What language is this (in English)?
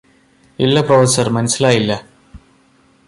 Malayalam